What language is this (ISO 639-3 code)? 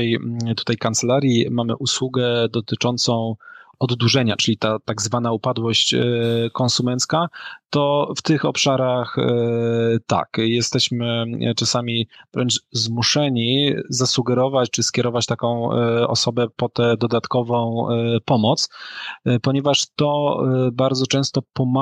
pol